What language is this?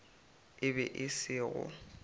Northern Sotho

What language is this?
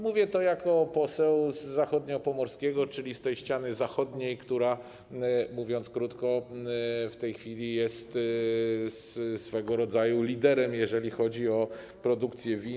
Polish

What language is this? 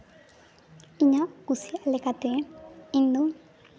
Santali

